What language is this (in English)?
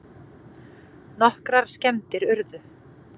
Icelandic